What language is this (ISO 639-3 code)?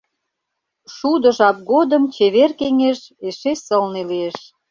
chm